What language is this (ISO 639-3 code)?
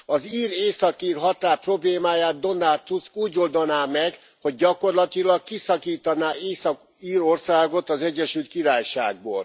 hun